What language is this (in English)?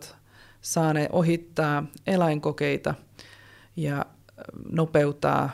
Finnish